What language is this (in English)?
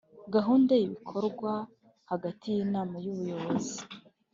Kinyarwanda